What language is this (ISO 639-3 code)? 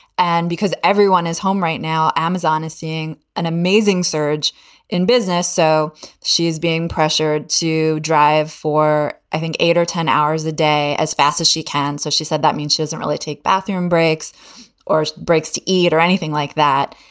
eng